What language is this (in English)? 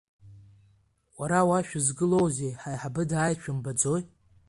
Abkhazian